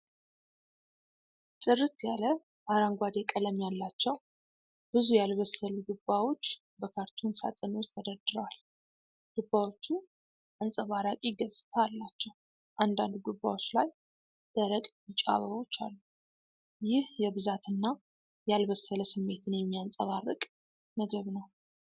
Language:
Amharic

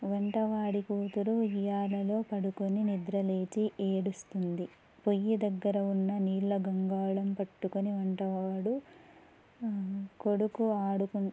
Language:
Telugu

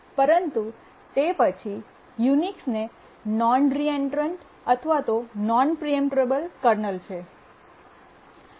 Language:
Gujarati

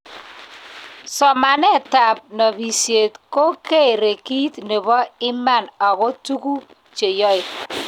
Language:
Kalenjin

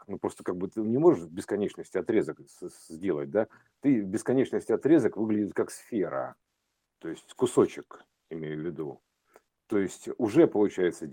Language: Russian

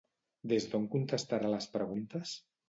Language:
Catalan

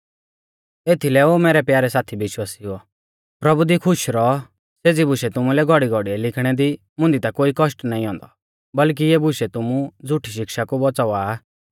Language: Mahasu Pahari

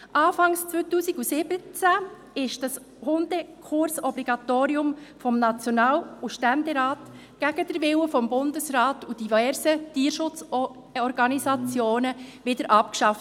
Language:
Swiss German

